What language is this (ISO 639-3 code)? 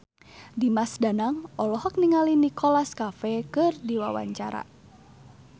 sun